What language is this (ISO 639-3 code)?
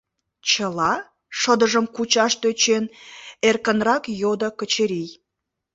chm